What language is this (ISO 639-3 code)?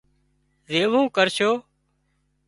kxp